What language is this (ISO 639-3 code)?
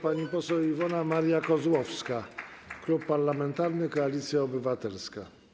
pol